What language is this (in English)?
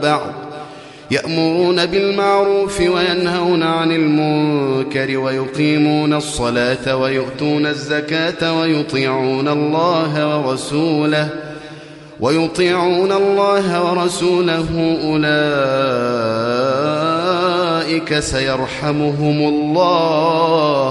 Arabic